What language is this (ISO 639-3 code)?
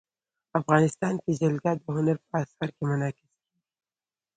pus